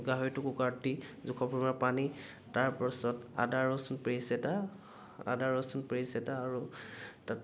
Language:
Assamese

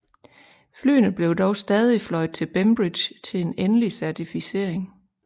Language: Danish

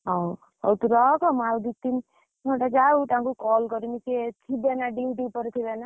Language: Odia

